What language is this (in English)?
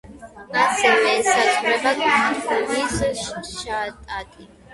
Georgian